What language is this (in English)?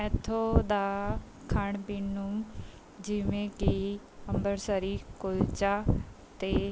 Punjabi